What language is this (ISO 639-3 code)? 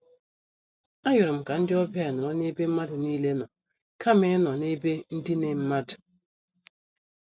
ibo